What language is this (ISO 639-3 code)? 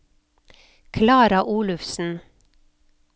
nor